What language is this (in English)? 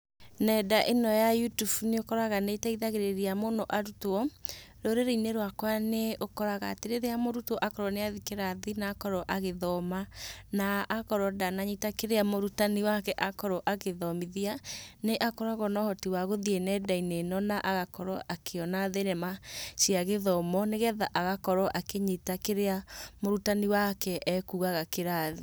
Kikuyu